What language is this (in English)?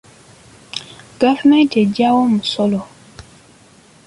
Ganda